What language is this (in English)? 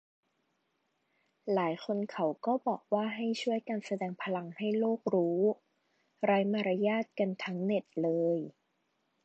Thai